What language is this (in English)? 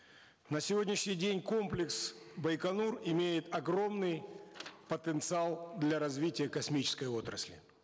Kazakh